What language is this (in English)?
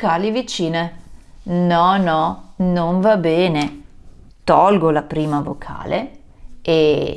Italian